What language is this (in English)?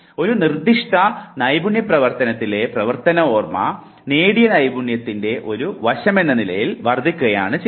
Malayalam